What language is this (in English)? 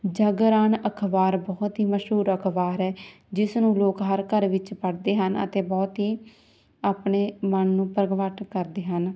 Punjabi